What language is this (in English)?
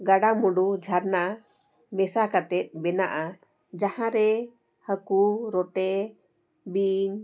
Santali